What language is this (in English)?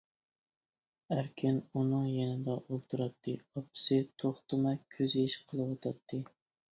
Uyghur